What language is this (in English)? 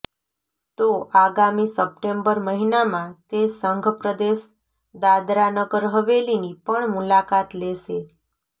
Gujarati